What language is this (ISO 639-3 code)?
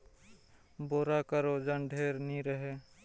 hne